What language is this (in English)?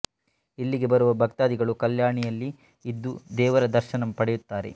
Kannada